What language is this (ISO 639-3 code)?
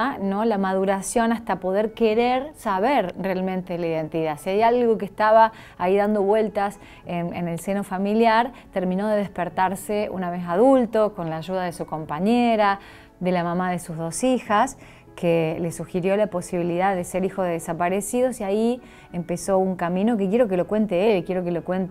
spa